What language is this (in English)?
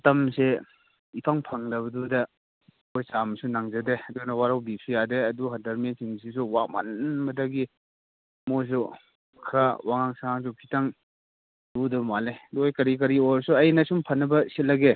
Manipuri